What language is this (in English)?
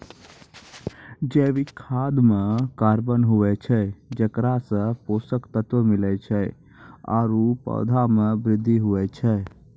Maithili